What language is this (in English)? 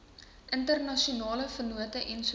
Afrikaans